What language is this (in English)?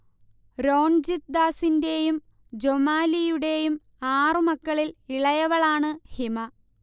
Malayalam